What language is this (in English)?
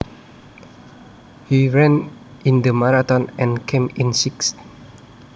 Javanese